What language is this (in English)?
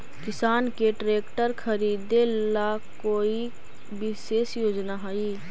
Magahi